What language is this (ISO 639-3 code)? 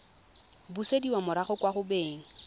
tsn